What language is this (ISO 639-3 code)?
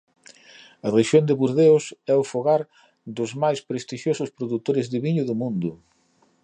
glg